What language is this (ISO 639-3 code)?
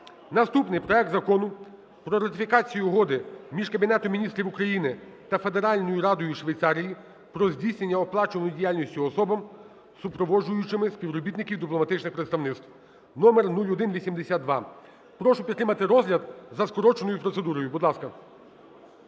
ukr